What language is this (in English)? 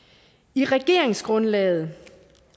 Danish